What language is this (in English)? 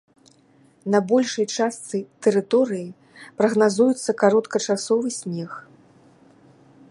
Belarusian